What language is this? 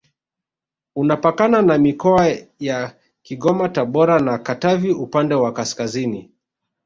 Swahili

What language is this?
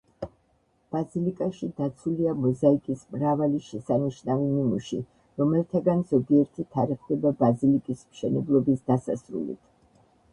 Georgian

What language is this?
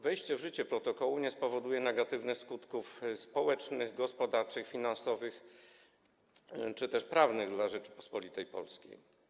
Polish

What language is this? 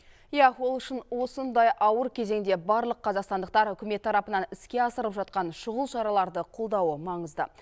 Kazakh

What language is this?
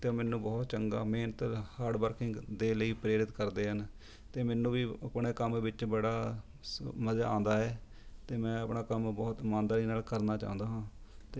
Punjabi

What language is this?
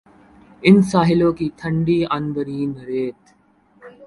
Urdu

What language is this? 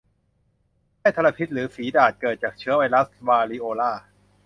Thai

